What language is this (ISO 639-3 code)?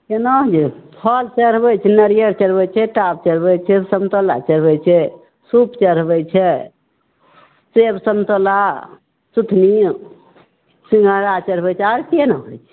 mai